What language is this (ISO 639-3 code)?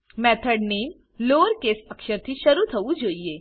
guj